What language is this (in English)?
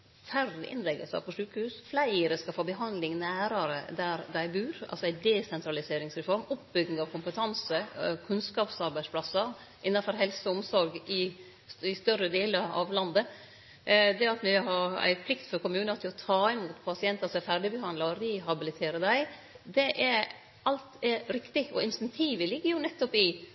Norwegian Nynorsk